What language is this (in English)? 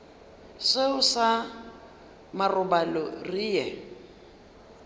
Northern Sotho